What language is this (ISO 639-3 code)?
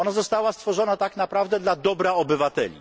pol